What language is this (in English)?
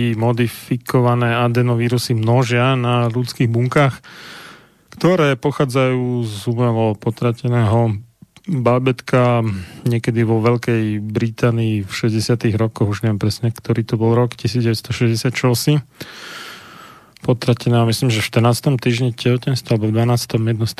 Slovak